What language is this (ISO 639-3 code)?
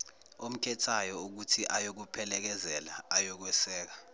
zul